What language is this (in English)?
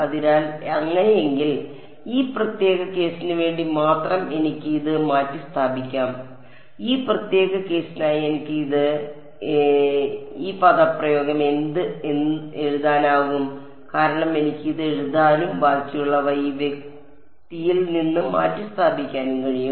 Malayalam